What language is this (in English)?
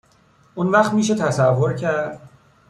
Persian